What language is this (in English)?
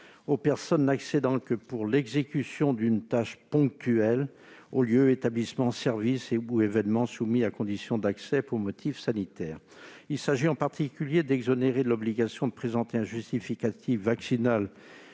French